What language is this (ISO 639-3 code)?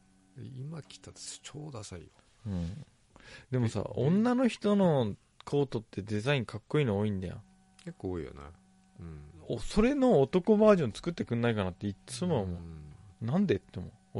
jpn